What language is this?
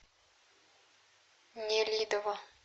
Russian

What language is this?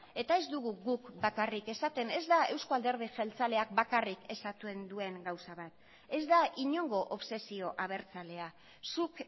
Basque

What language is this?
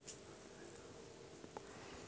Russian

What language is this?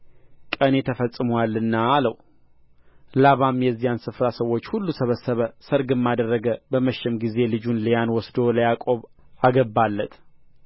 Amharic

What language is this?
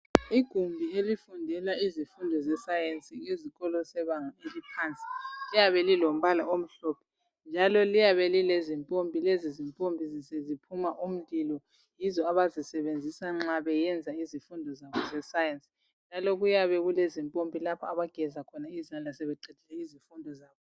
North Ndebele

